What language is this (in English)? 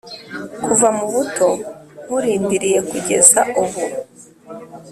Kinyarwanda